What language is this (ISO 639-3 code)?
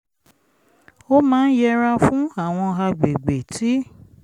yor